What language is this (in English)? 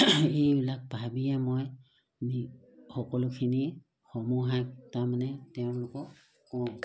Assamese